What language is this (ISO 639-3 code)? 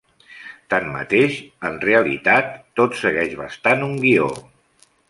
cat